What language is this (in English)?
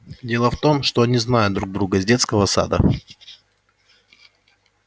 Russian